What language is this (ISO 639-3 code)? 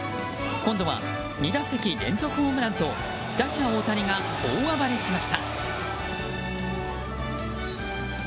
jpn